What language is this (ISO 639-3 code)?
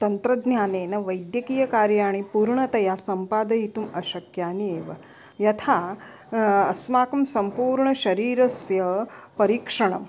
san